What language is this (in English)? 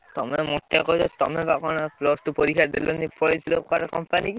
Odia